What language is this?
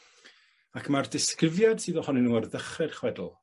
Welsh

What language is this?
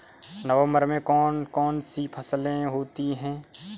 Hindi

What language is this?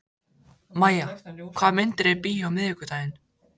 Icelandic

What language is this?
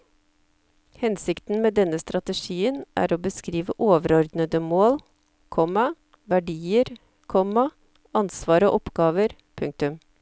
Norwegian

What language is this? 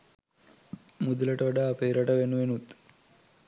Sinhala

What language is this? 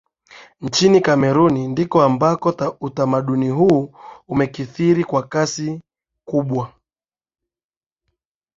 Swahili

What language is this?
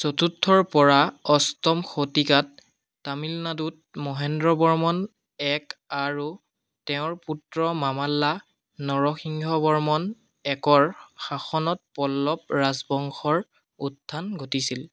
Assamese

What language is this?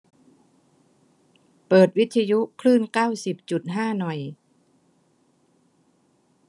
Thai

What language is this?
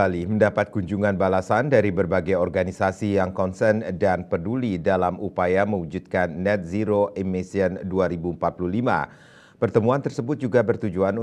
Indonesian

